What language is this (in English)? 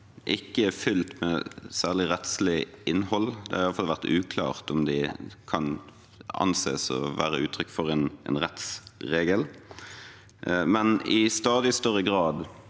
Norwegian